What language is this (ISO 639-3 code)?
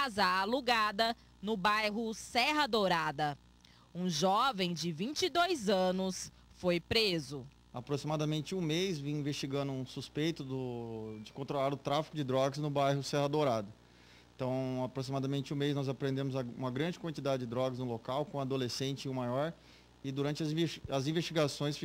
por